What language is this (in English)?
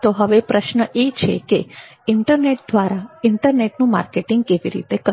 Gujarati